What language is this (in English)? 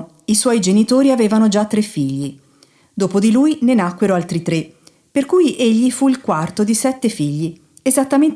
Italian